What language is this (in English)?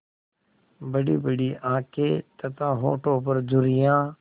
Hindi